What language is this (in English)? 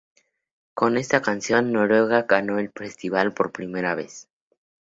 Spanish